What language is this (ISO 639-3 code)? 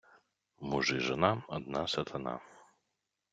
ukr